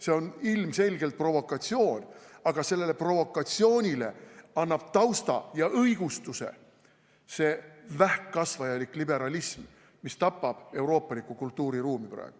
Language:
Estonian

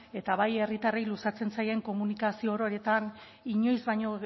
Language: Basque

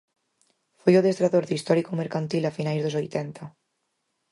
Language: Galician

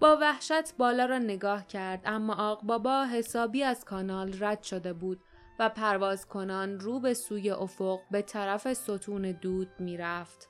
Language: Persian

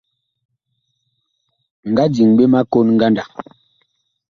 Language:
Bakoko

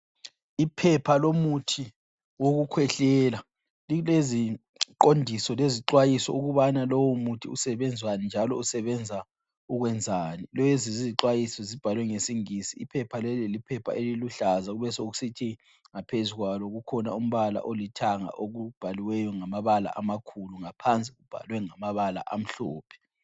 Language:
North Ndebele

